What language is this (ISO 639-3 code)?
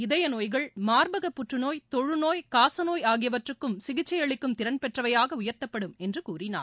tam